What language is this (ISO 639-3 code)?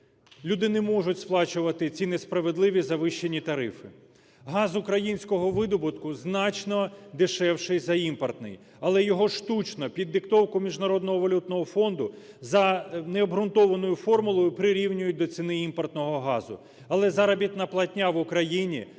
ukr